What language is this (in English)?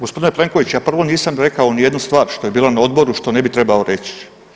Croatian